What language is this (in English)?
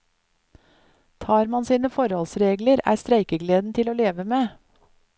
Norwegian